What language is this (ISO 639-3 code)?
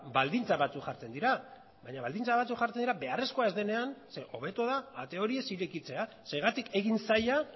eus